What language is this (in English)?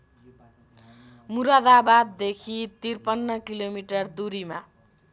Nepali